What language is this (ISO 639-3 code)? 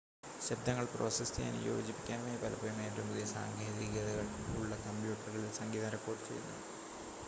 mal